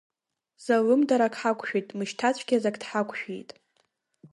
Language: Abkhazian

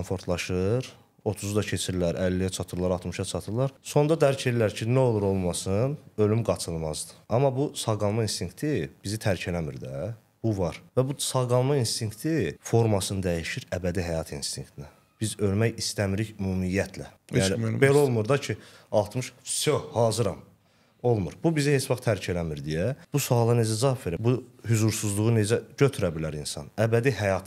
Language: Turkish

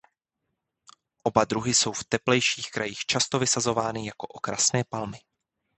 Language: Czech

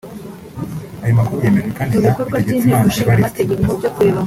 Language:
Kinyarwanda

